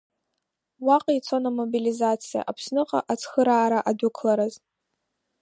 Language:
Abkhazian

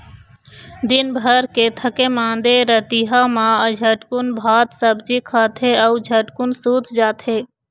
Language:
Chhattisgarhi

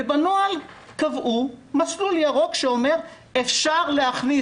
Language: Hebrew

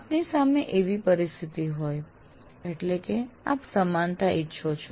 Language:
Gujarati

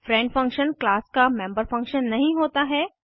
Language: Hindi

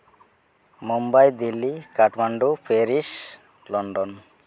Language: Santali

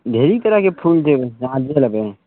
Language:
Maithili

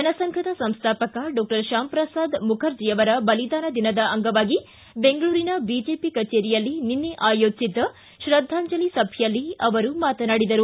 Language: Kannada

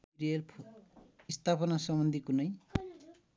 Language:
Nepali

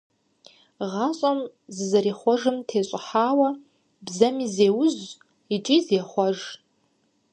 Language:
Kabardian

